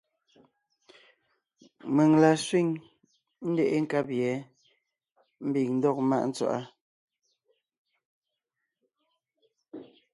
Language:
Ngiemboon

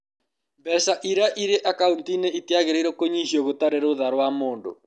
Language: Kikuyu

